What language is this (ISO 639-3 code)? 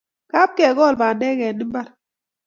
kln